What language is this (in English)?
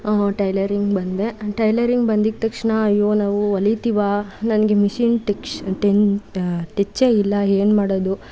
Kannada